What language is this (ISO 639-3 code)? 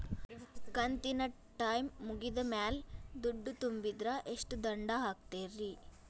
kan